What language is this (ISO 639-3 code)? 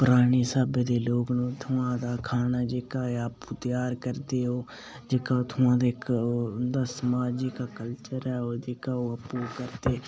doi